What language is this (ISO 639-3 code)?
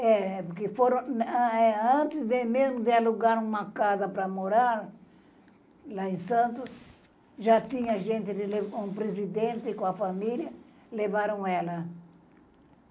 por